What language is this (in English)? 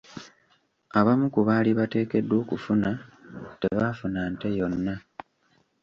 Ganda